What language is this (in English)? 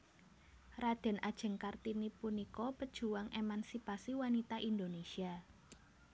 Javanese